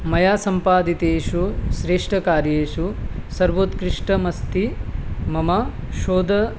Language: Sanskrit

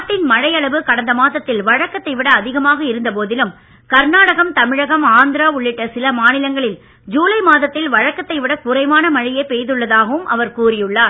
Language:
Tamil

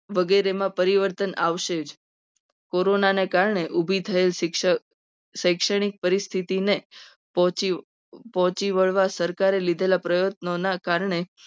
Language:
Gujarati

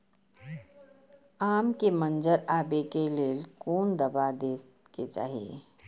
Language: Maithili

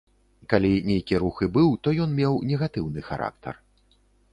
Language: Belarusian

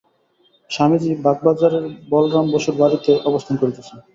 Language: Bangla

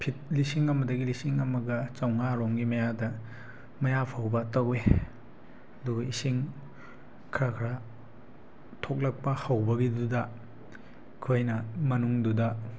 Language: Manipuri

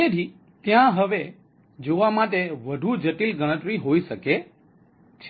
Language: Gujarati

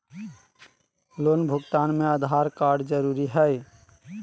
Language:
Magahi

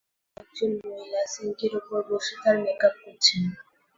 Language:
Bangla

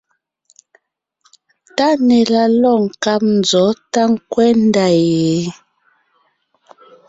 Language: Ngiemboon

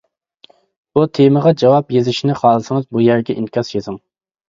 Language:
Uyghur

